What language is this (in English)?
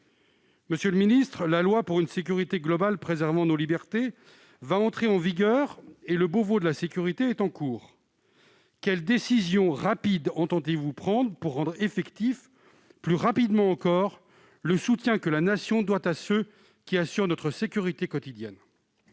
French